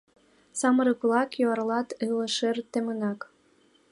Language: Mari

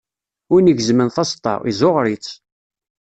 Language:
Kabyle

